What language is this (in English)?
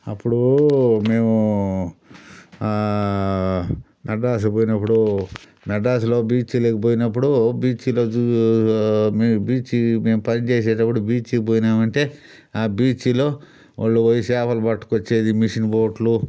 Telugu